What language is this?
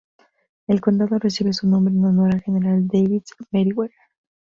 Spanish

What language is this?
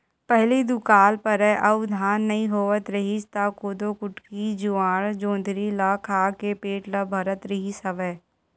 Chhattisgarhi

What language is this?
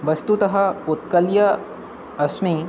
Sanskrit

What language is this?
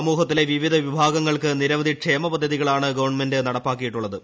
Malayalam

